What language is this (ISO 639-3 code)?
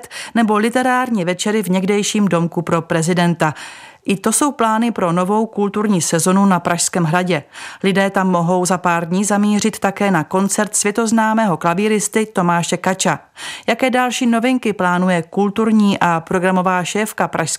ces